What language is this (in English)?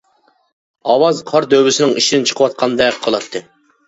Uyghur